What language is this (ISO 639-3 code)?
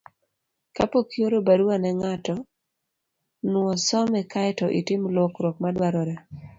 luo